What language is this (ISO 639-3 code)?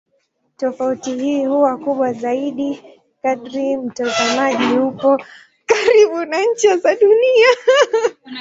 swa